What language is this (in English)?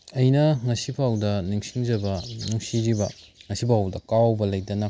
Manipuri